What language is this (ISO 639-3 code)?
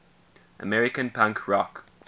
eng